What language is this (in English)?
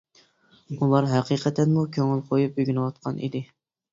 Uyghur